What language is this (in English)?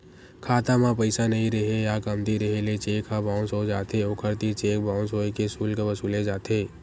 Chhattisgarhi